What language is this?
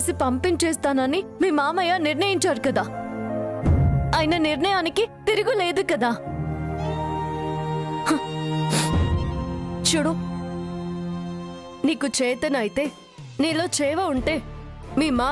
Telugu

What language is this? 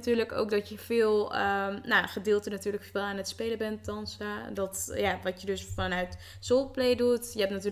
Dutch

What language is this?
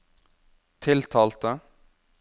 Norwegian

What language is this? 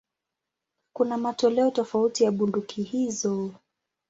Swahili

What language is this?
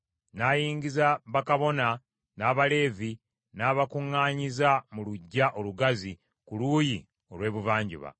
Ganda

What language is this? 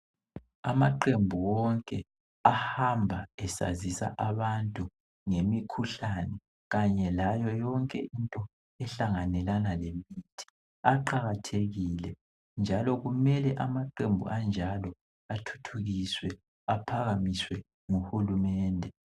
North Ndebele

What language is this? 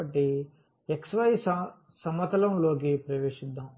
Telugu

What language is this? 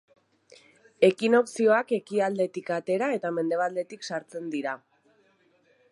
Basque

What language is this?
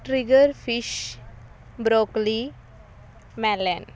Punjabi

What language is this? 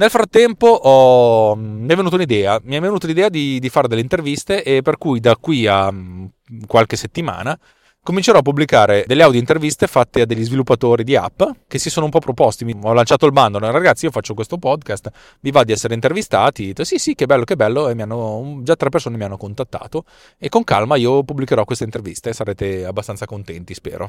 Italian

